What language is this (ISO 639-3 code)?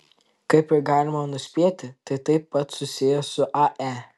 lit